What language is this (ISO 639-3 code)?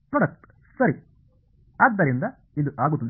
kan